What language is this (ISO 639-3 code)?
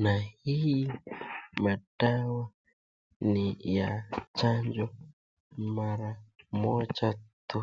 swa